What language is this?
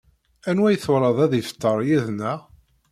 Kabyle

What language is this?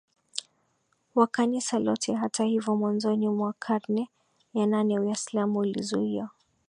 Swahili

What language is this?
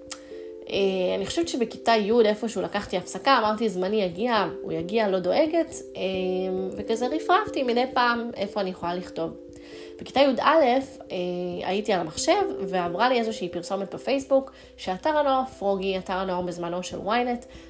Hebrew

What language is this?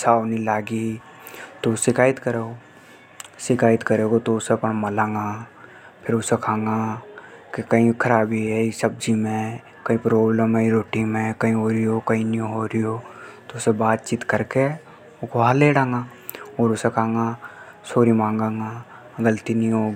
Hadothi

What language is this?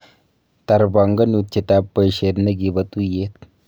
Kalenjin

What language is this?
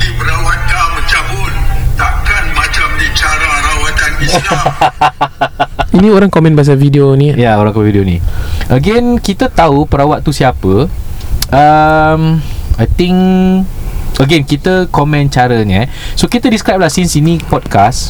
Malay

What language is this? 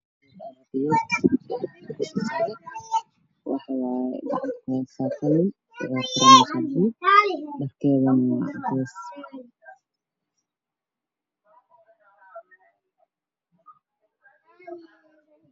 Somali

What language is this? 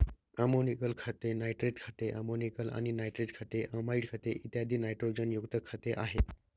Marathi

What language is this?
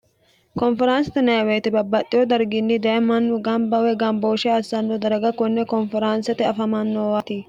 Sidamo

